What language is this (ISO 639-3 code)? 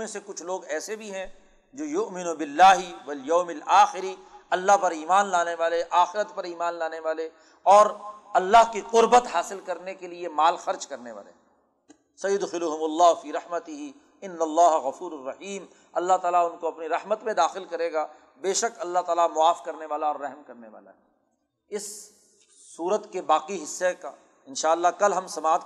urd